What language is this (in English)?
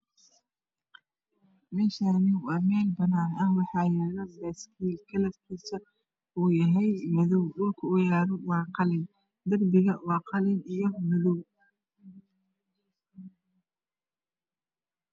Somali